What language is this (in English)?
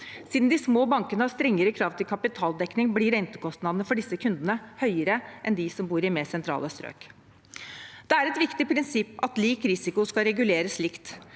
Norwegian